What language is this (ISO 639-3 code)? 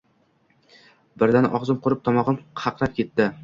uzb